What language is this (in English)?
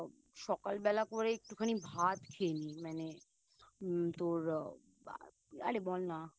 Bangla